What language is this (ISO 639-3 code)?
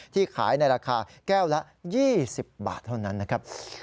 tha